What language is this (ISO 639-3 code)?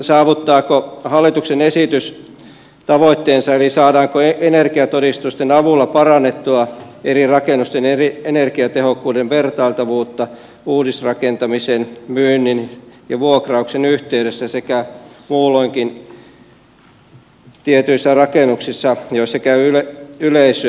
fin